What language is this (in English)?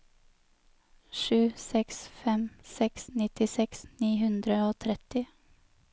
Norwegian